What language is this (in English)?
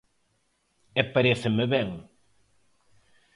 Galician